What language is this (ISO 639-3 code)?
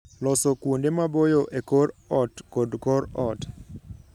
luo